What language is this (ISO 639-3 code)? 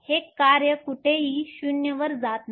mar